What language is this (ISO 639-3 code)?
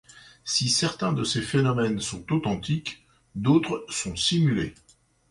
fra